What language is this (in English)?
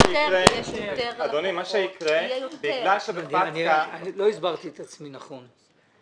Hebrew